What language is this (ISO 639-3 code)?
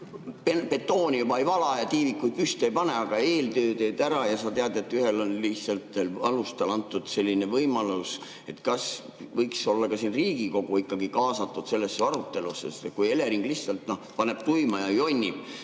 est